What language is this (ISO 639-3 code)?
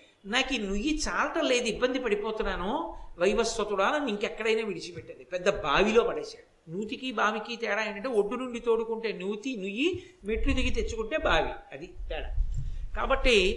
tel